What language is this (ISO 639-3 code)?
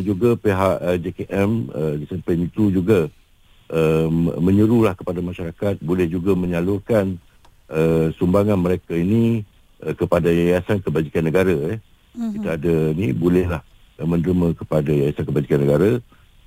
msa